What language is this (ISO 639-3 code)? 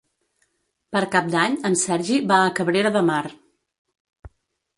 cat